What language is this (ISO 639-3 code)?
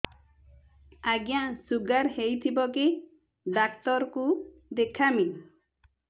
ori